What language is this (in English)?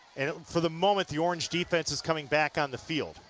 English